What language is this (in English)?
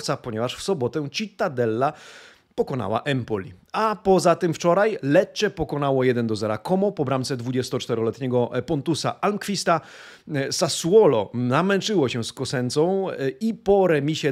Polish